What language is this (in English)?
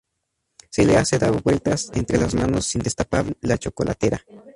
Spanish